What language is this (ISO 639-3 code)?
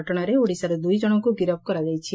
ori